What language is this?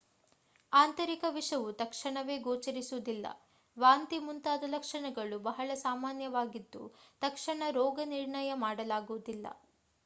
Kannada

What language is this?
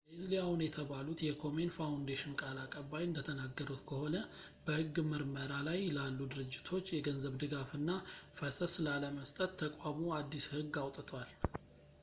Amharic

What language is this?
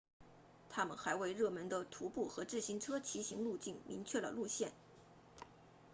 Chinese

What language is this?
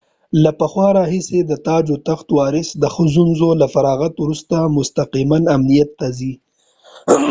Pashto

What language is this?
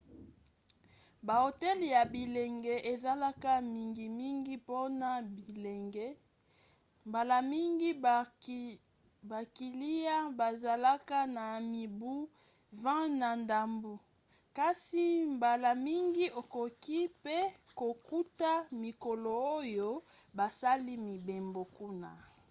Lingala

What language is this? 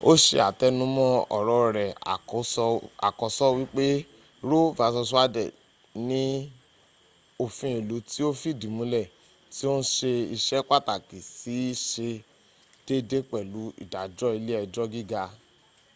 Yoruba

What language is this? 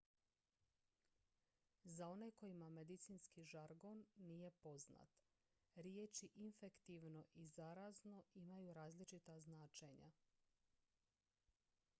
Croatian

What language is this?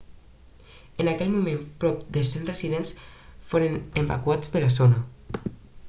Catalan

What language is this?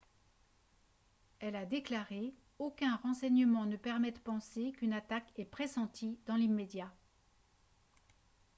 French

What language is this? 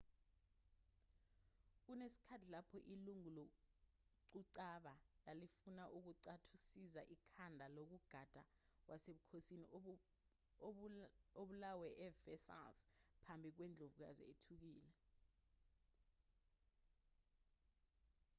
Zulu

